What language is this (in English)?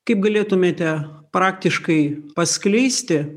Lithuanian